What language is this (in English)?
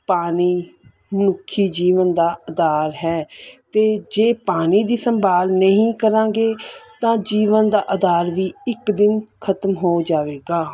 Punjabi